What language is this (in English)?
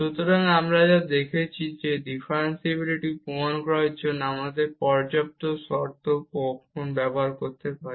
Bangla